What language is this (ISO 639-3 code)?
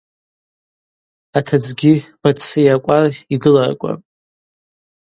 abq